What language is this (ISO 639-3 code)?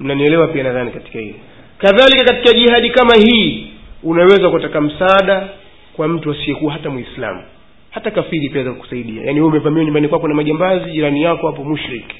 swa